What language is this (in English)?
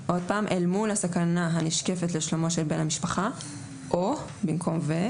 Hebrew